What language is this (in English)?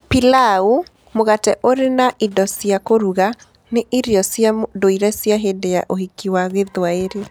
Kikuyu